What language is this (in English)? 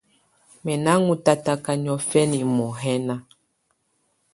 Tunen